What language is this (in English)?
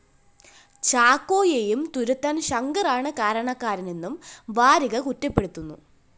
Malayalam